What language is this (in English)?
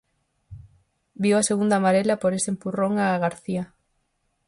Galician